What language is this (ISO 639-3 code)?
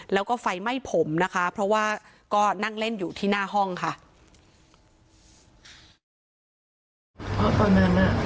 tha